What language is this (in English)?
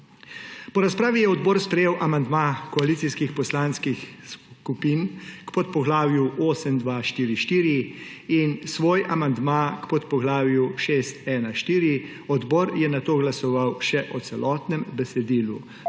Slovenian